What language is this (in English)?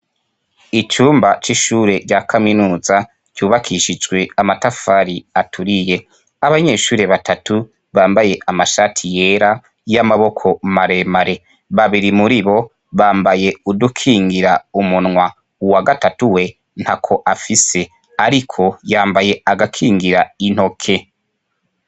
Rundi